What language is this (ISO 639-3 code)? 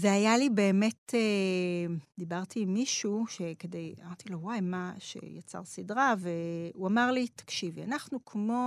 heb